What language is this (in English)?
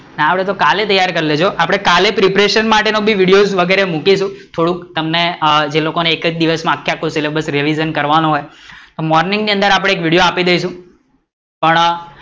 Gujarati